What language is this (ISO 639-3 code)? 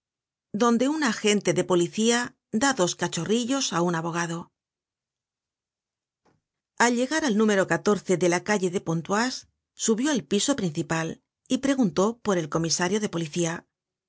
spa